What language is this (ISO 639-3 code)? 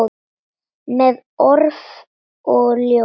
isl